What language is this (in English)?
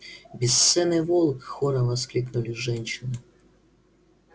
Russian